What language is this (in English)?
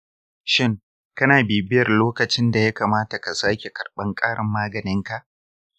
Hausa